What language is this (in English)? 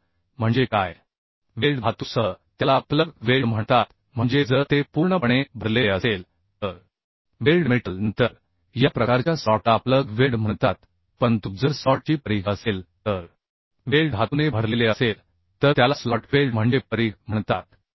Marathi